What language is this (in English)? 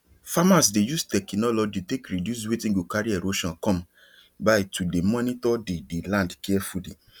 Nigerian Pidgin